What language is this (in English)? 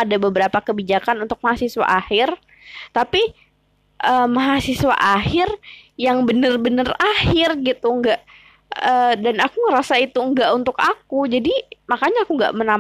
Indonesian